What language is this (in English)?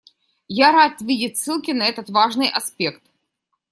Russian